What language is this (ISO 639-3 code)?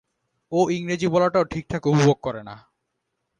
ben